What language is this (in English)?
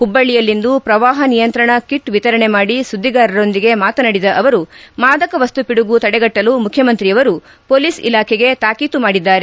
Kannada